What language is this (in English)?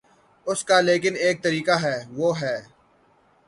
Urdu